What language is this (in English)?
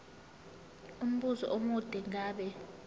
Zulu